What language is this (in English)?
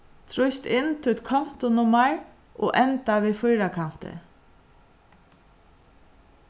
Faroese